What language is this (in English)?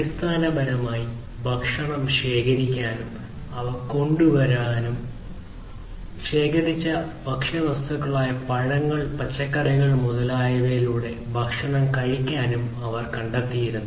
Malayalam